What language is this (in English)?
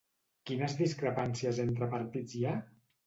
Catalan